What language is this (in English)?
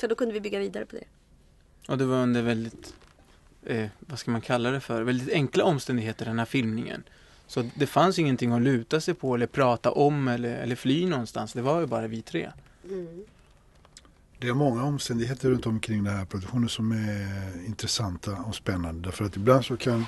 Swedish